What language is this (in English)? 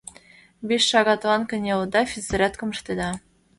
Mari